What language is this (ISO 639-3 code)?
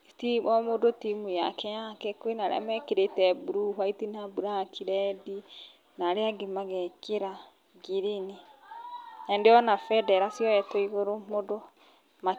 kik